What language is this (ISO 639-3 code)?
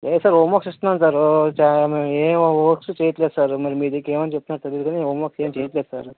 tel